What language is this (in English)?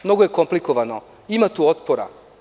Serbian